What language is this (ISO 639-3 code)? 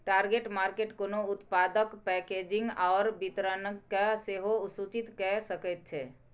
mai